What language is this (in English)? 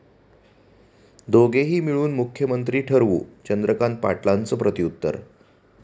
Marathi